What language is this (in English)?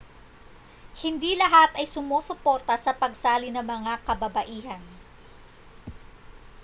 Filipino